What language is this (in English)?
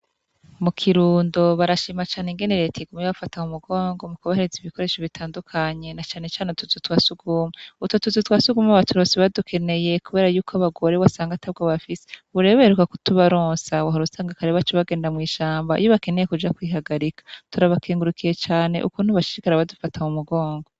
Rundi